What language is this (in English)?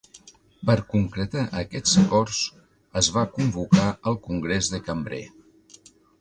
Catalan